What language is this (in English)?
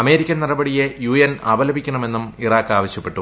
Malayalam